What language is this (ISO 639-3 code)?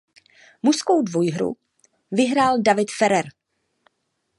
ces